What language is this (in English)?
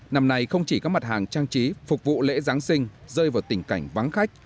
Vietnamese